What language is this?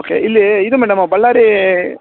Kannada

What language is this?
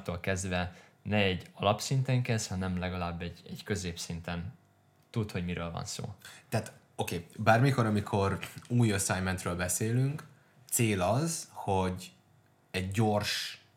Hungarian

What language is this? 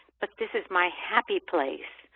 English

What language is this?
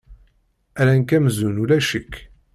Kabyle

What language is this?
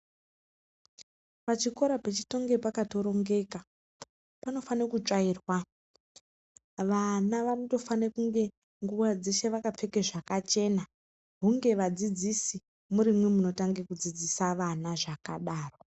Ndau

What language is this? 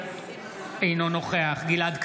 Hebrew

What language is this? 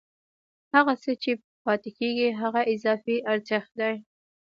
Pashto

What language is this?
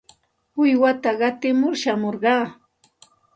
Santa Ana de Tusi Pasco Quechua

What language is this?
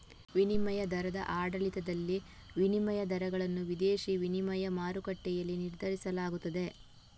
Kannada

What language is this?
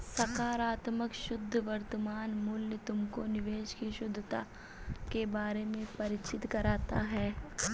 Hindi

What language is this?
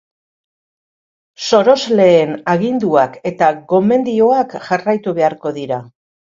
Basque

